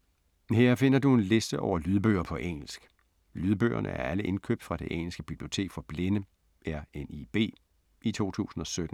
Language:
Danish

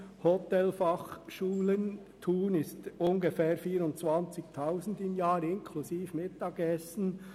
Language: Swiss German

